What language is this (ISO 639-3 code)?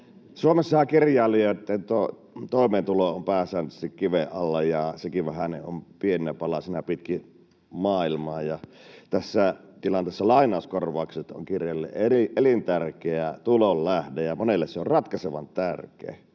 fin